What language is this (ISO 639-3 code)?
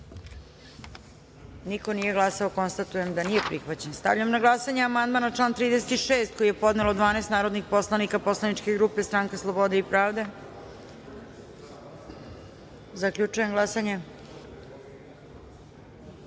srp